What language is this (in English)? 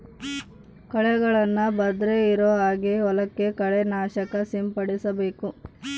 Kannada